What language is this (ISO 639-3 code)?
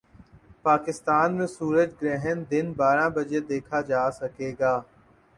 urd